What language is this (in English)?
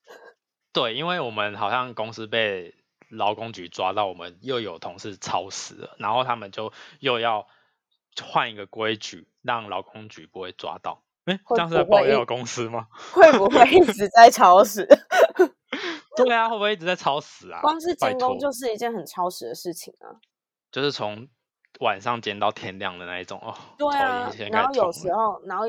Chinese